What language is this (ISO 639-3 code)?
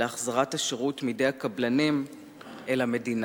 heb